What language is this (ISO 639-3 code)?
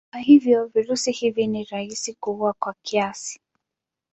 swa